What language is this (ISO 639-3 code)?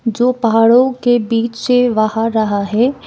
hin